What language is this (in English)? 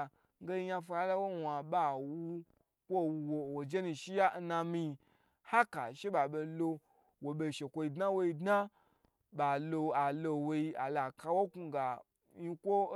Gbagyi